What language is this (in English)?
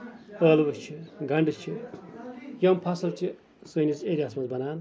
Kashmiri